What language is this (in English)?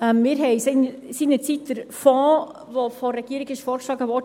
Swiss German